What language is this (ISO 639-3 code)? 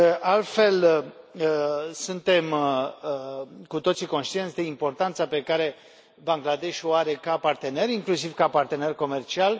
ron